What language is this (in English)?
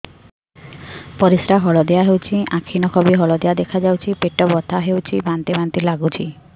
Odia